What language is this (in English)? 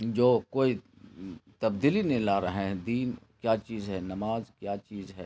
Urdu